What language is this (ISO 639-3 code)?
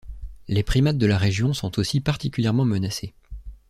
fra